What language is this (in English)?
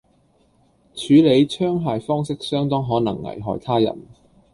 Cantonese